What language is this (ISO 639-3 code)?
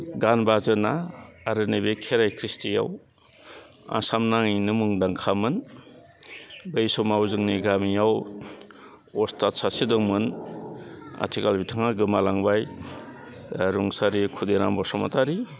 brx